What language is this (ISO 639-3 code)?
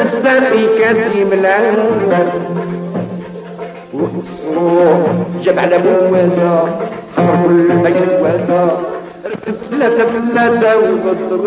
ara